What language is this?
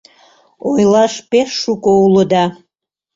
Mari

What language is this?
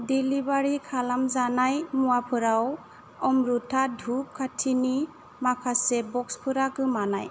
Bodo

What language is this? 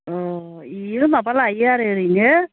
Bodo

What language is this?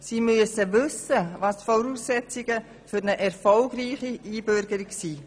Swiss German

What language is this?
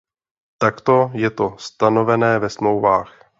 Czech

